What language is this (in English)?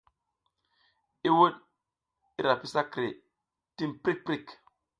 South Giziga